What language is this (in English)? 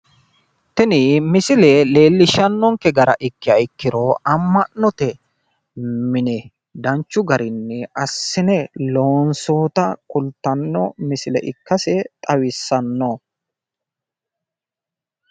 Sidamo